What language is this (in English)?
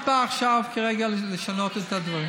Hebrew